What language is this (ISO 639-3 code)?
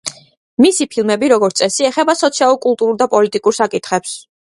kat